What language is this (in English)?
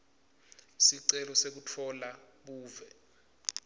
Swati